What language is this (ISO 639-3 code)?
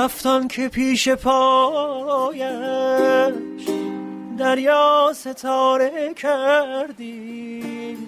fas